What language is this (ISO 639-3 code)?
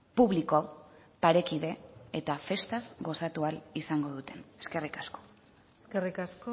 eus